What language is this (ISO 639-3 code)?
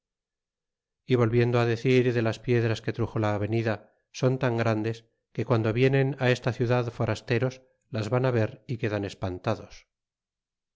spa